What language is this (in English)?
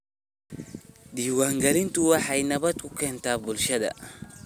Somali